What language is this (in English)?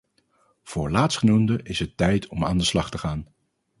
Dutch